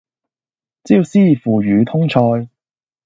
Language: Cantonese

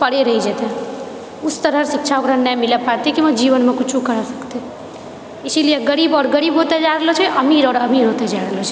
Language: Maithili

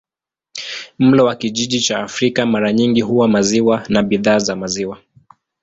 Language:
Swahili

